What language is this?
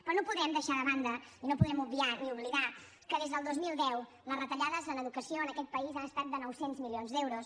Catalan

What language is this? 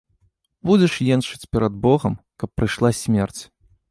Belarusian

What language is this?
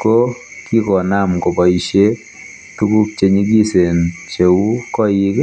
Kalenjin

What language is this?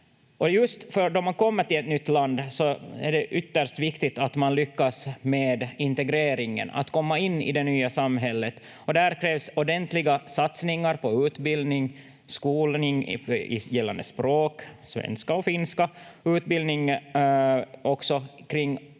Finnish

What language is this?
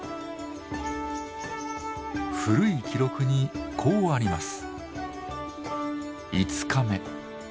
Japanese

